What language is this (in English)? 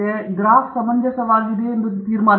Kannada